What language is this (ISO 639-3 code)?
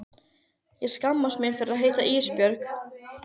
isl